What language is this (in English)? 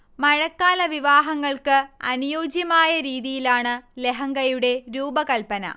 Malayalam